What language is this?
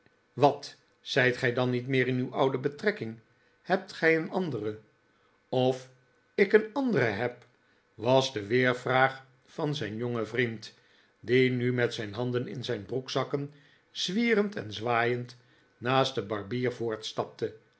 Dutch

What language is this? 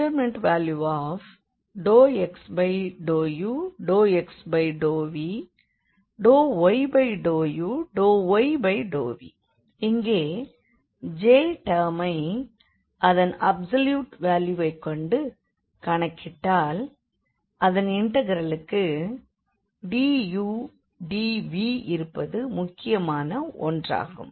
Tamil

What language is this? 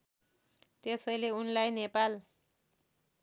Nepali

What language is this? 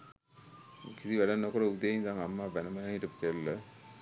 Sinhala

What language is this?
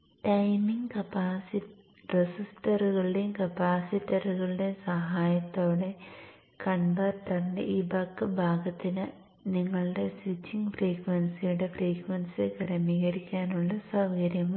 Malayalam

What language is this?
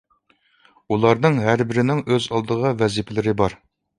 Uyghur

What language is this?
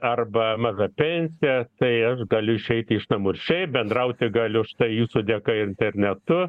Lithuanian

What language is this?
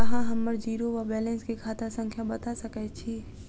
Maithili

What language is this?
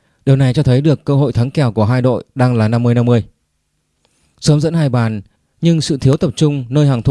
Vietnamese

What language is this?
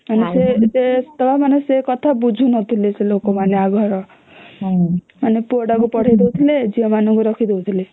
Odia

